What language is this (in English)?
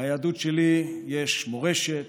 Hebrew